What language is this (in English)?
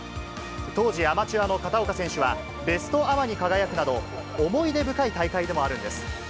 Japanese